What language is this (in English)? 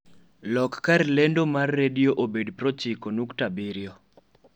Luo (Kenya and Tanzania)